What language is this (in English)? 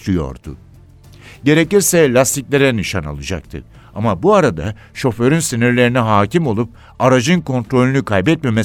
Turkish